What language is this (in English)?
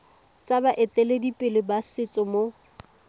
Tswana